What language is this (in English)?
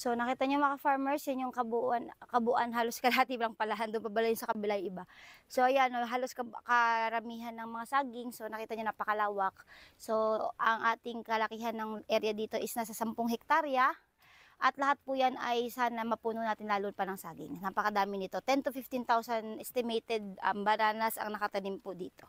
Filipino